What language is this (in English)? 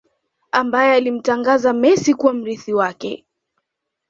Swahili